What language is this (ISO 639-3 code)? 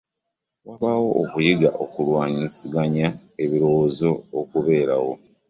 lug